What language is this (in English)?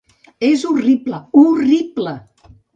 Catalan